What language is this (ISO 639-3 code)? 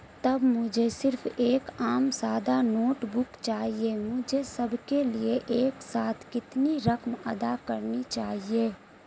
urd